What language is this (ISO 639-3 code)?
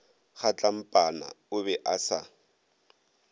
nso